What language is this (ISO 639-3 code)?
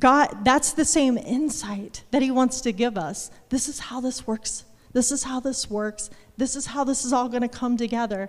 eng